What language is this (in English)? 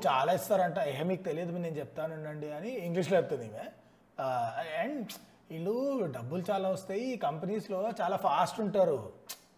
Telugu